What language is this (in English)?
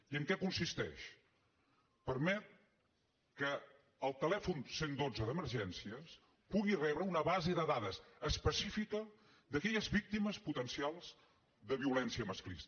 Catalan